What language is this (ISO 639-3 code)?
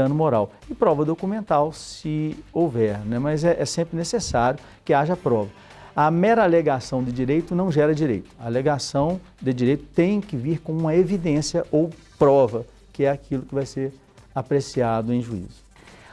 por